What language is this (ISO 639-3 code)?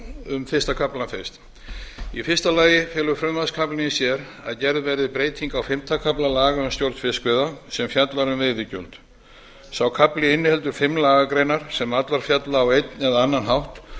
isl